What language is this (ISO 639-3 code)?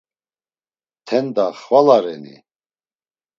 lzz